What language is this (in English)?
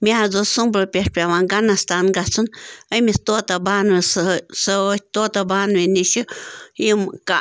Kashmiri